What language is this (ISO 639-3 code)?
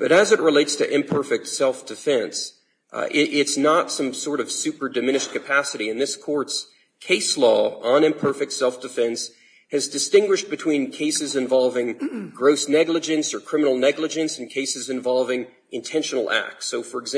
eng